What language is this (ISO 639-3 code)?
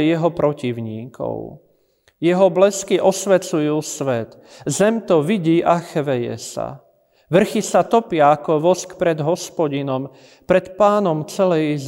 slk